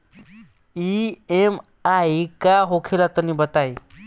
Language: Bhojpuri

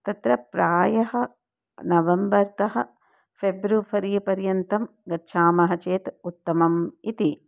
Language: Sanskrit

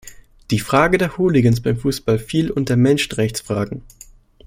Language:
German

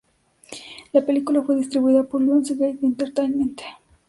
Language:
Spanish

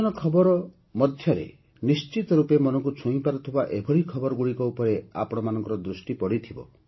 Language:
Odia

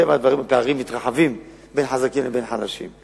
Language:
Hebrew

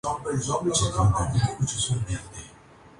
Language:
Urdu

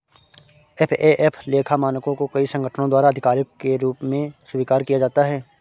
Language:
Hindi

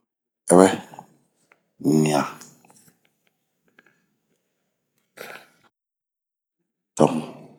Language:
Bomu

